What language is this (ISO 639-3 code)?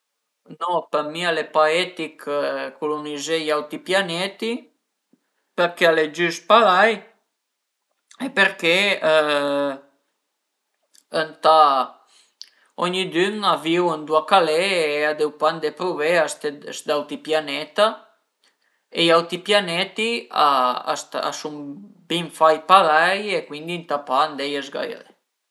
pms